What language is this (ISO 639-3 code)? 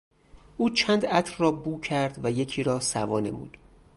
fas